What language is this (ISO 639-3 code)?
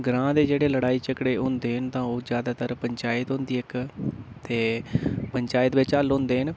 doi